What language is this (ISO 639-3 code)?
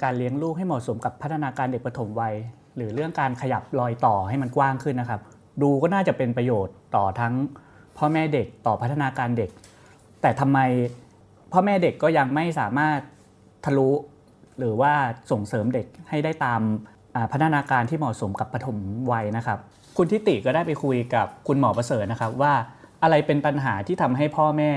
tha